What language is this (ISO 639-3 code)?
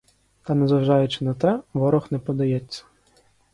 ukr